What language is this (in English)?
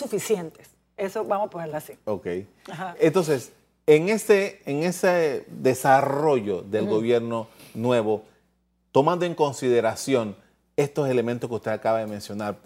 Spanish